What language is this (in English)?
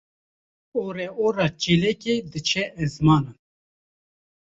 Kurdish